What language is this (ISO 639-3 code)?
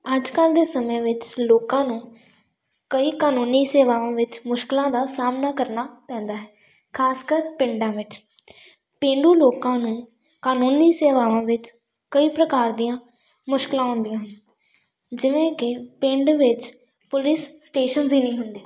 pan